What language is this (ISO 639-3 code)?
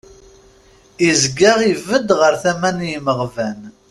kab